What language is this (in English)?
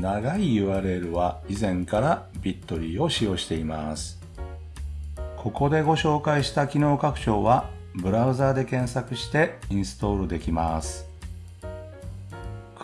Japanese